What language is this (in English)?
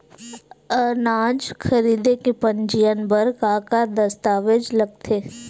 Chhattisgarhi